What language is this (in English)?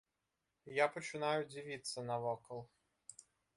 Belarusian